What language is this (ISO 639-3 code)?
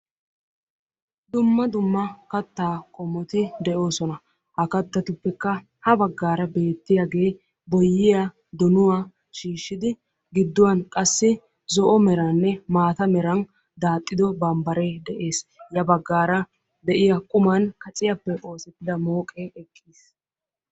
wal